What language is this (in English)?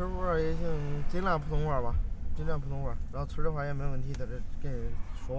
Chinese